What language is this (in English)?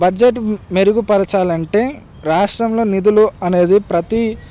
Telugu